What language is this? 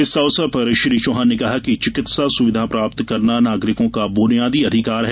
Hindi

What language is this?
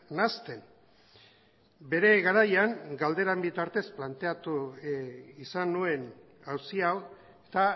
Basque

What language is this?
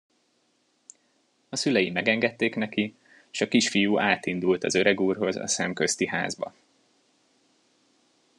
Hungarian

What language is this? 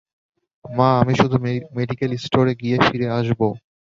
Bangla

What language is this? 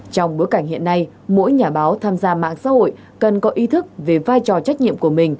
Vietnamese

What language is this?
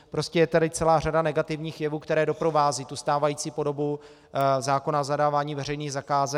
Czech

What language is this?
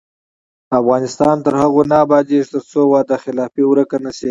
Pashto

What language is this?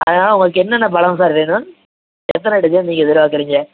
Tamil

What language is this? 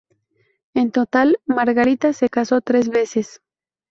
Spanish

